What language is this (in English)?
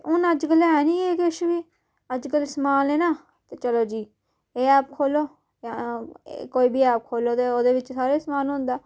Dogri